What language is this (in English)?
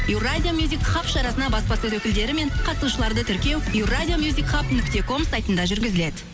Kazakh